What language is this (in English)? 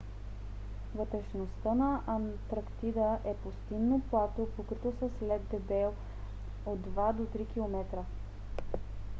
Bulgarian